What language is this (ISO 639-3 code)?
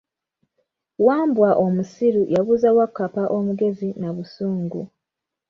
lug